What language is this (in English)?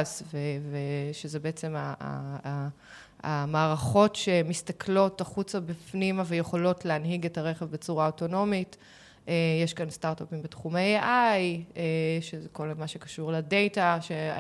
Hebrew